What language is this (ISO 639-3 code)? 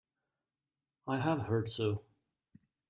eng